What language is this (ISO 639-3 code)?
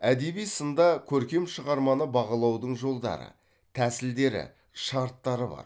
kaz